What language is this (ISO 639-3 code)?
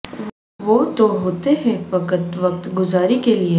urd